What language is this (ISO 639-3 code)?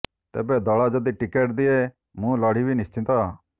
ori